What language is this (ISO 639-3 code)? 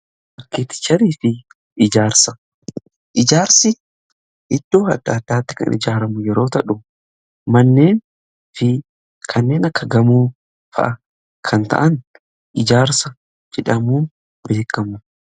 orm